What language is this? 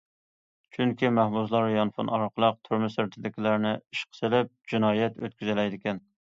Uyghur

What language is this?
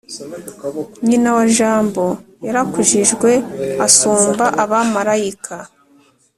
Kinyarwanda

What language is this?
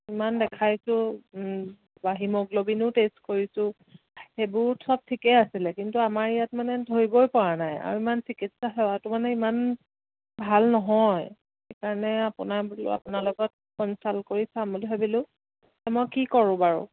Assamese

